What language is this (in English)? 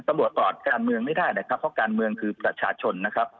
Thai